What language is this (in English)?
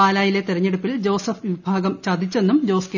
Malayalam